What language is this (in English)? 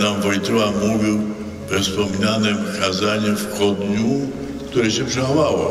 Polish